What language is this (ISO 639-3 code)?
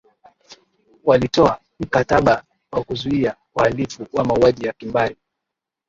swa